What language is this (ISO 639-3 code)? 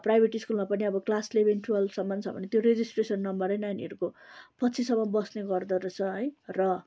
nep